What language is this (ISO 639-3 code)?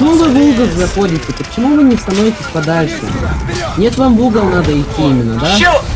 rus